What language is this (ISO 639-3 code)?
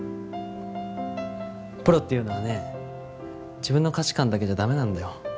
jpn